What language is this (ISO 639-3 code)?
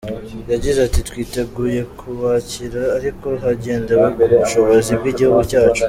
kin